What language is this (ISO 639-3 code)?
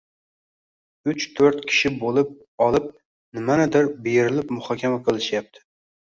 uzb